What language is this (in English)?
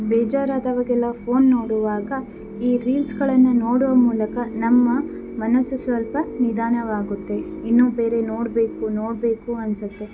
Kannada